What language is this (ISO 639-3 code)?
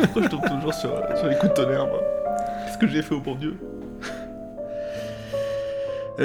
fra